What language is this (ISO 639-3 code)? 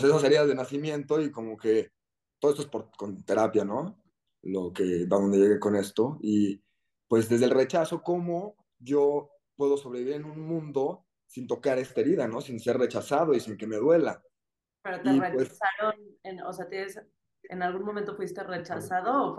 spa